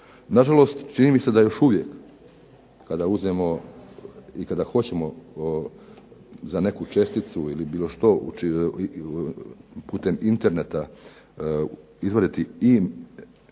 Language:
Croatian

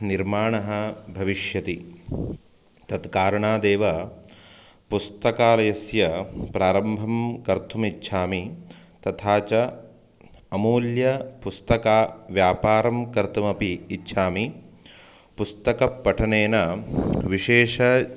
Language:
Sanskrit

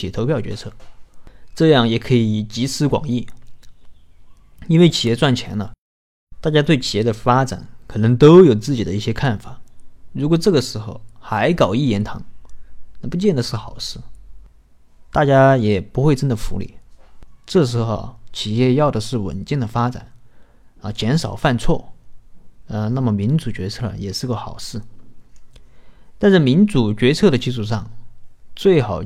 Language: Chinese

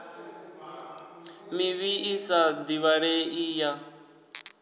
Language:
Venda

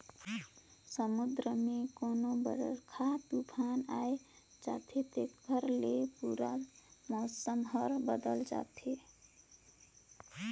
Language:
Chhattisgarhi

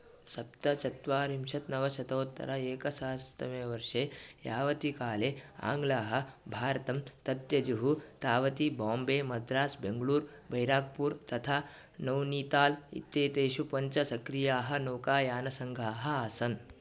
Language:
Sanskrit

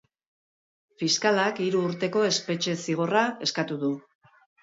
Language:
Basque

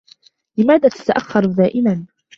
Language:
Arabic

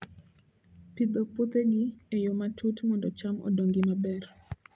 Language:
Luo (Kenya and Tanzania)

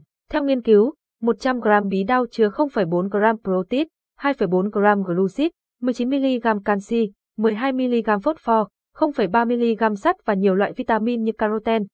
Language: Vietnamese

